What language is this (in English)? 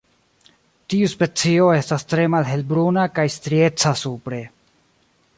Esperanto